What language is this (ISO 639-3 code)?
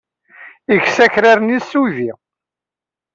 kab